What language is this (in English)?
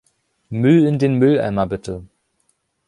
German